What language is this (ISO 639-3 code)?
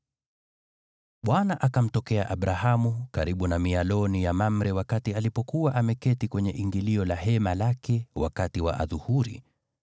swa